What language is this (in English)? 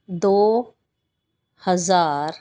Punjabi